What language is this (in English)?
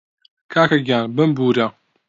Central Kurdish